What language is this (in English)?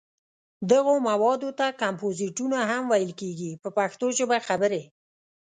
Pashto